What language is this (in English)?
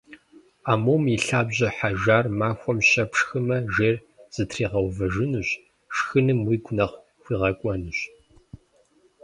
Kabardian